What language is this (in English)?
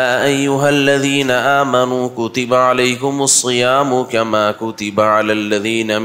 Urdu